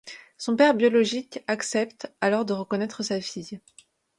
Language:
French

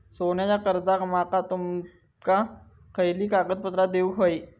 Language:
Marathi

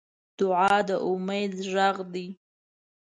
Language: Pashto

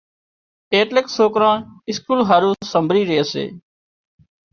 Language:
Wadiyara Koli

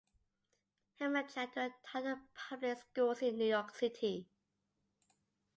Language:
English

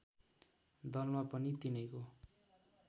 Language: Nepali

